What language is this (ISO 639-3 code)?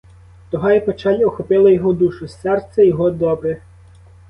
ukr